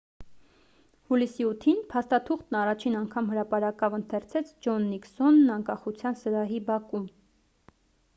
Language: Armenian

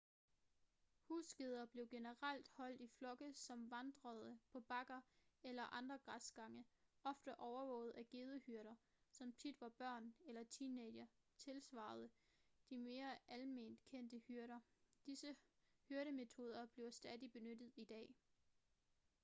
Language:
Danish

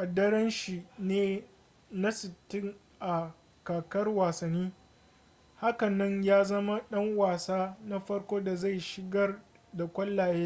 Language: Hausa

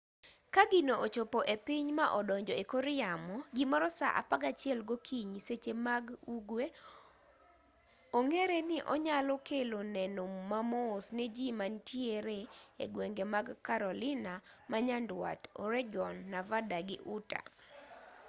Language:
Luo (Kenya and Tanzania)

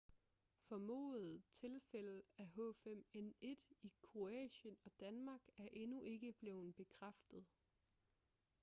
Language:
Danish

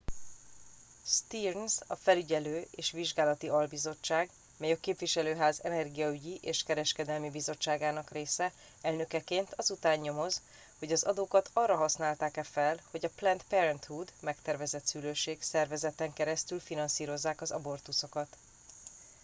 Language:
Hungarian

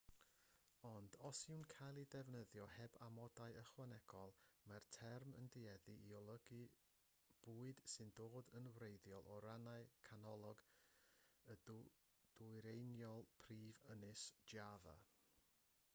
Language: Welsh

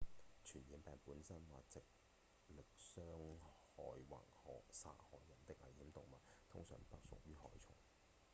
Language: Cantonese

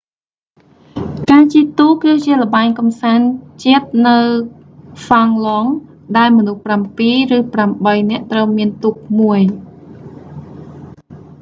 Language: Khmer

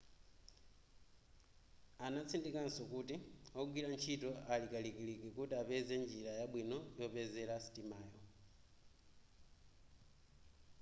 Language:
Nyanja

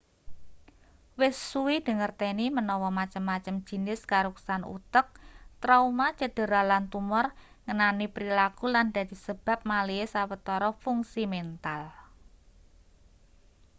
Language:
Javanese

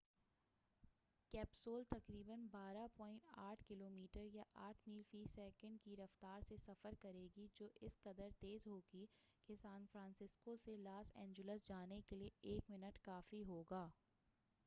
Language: Urdu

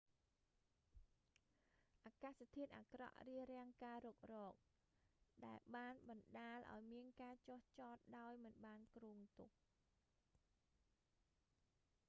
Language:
Khmer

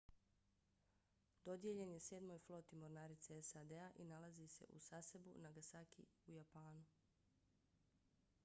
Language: Bosnian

